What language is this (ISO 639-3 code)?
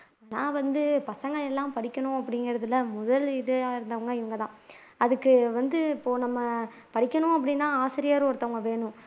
tam